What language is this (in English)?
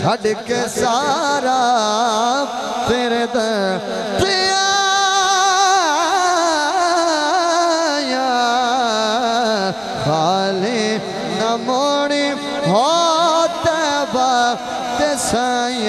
Arabic